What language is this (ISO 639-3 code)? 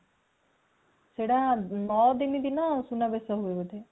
ori